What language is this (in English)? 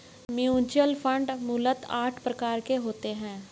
Hindi